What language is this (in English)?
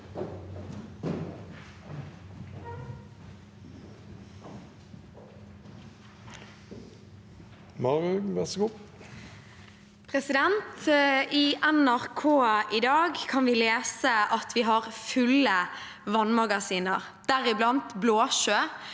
Norwegian